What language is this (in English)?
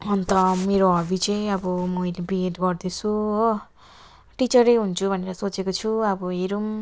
Nepali